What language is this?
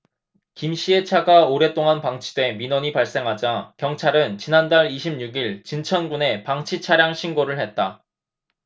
Korean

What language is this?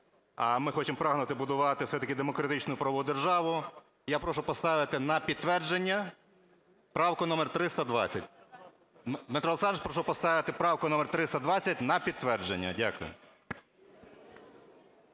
Ukrainian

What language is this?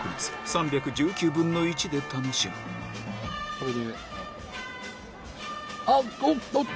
Japanese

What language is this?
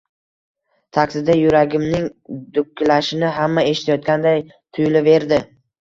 Uzbek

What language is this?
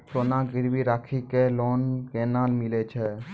Maithili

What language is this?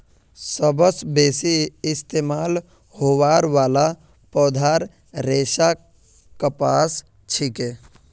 Magahi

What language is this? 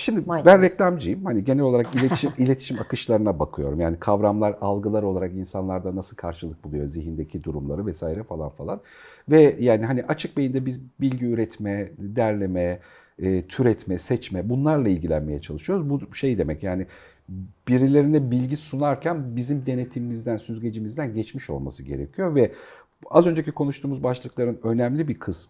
Turkish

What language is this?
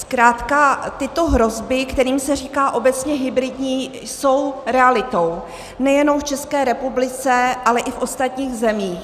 Czech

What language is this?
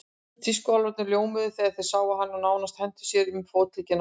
Icelandic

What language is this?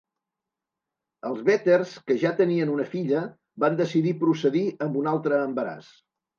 Catalan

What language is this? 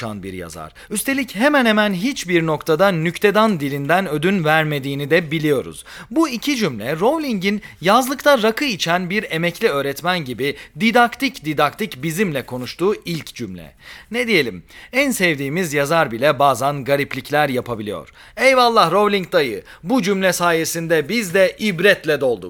Turkish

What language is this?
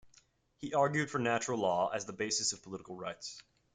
English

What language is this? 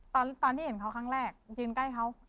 Thai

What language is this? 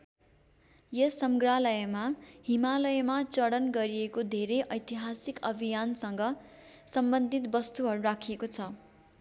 Nepali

